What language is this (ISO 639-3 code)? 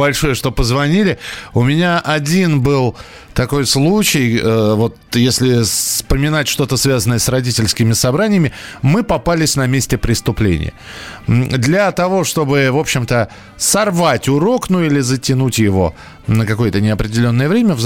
rus